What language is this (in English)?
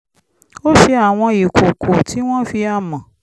Yoruba